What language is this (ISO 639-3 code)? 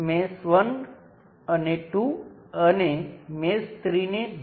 guj